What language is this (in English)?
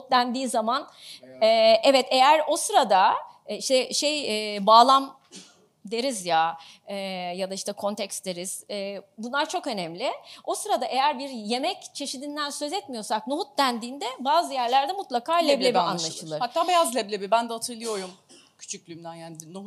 Turkish